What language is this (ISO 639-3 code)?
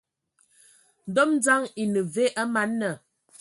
ewo